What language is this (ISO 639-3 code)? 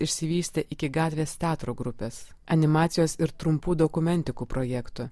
lit